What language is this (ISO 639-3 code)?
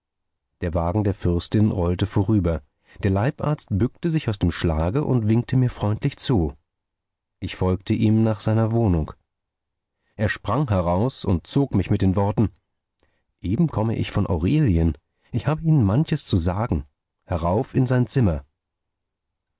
deu